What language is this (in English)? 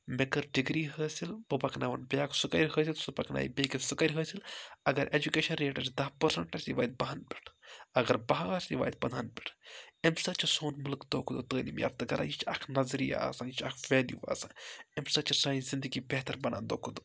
Kashmiri